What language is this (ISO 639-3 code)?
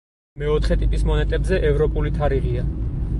kat